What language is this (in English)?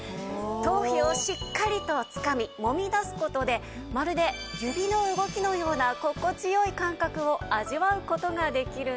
Japanese